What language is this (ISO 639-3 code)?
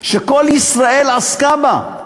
heb